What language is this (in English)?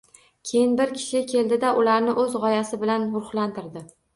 Uzbek